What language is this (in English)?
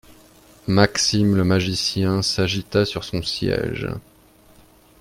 French